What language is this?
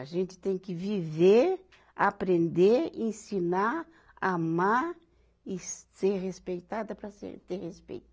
Portuguese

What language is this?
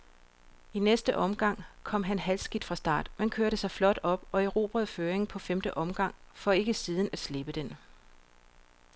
Danish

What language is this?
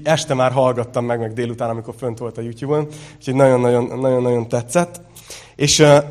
Hungarian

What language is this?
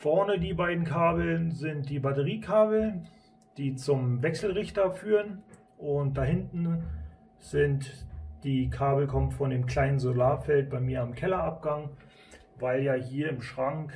German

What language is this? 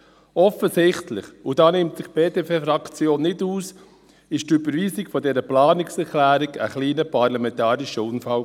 Swiss German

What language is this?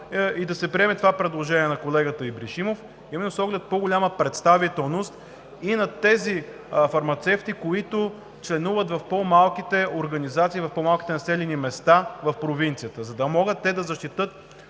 Bulgarian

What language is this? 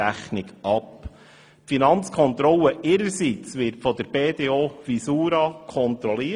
Swiss German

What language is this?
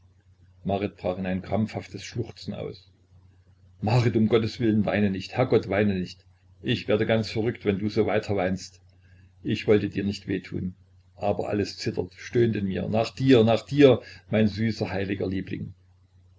German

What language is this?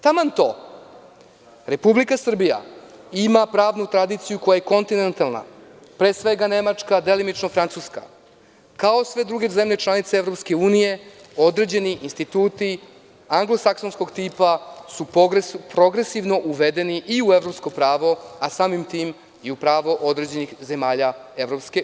Serbian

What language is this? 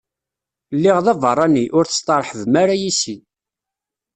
Kabyle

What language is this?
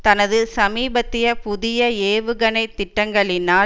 Tamil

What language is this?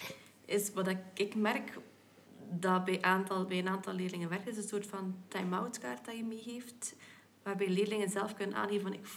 Dutch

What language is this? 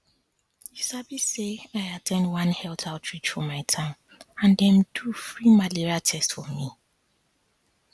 Nigerian Pidgin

